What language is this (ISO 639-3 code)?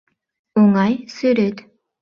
chm